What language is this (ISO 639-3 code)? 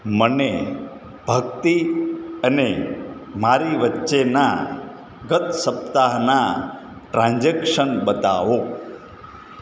guj